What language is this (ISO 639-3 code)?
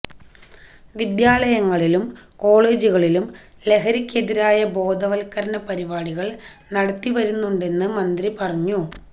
mal